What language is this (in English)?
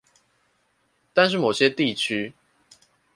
Chinese